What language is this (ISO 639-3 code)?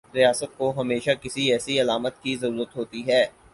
urd